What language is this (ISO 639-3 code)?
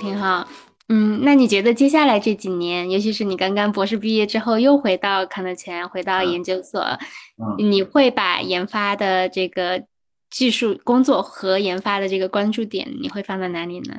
zho